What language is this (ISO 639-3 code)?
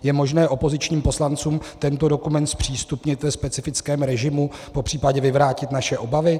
ces